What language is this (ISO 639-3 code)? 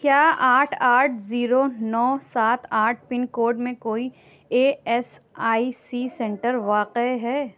urd